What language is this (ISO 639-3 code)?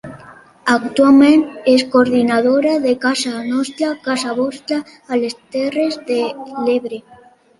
cat